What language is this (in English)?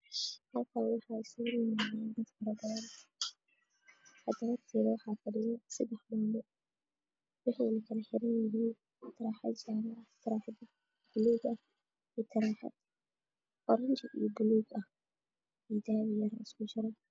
Somali